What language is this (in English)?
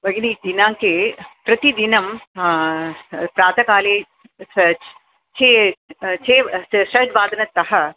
Sanskrit